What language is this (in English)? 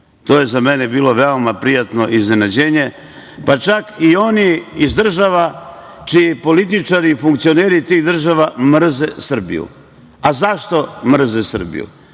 Serbian